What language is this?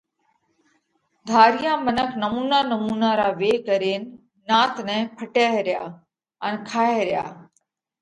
Parkari Koli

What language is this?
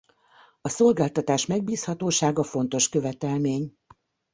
Hungarian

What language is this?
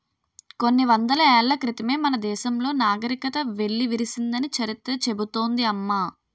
Telugu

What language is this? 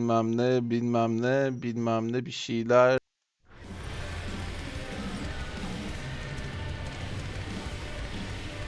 Turkish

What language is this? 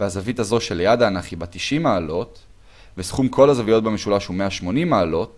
Hebrew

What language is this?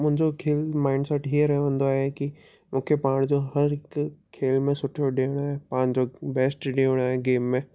Sindhi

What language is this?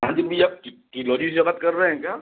Hindi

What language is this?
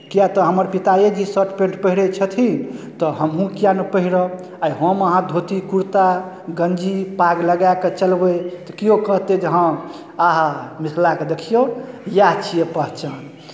Maithili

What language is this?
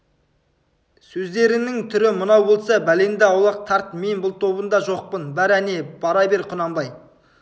Kazakh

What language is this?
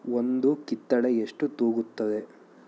Kannada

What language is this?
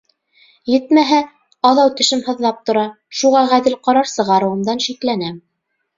Bashkir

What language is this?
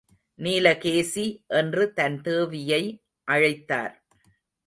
Tamil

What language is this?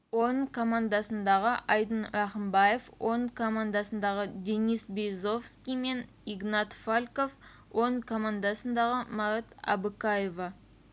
Kazakh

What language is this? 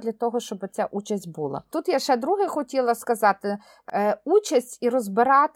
Ukrainian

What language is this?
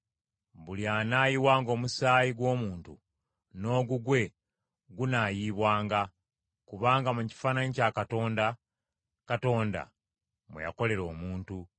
Ganda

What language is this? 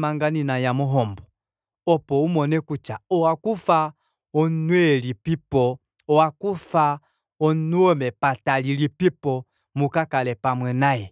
Kuanyama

